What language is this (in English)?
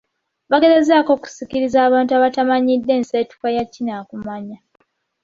Ganda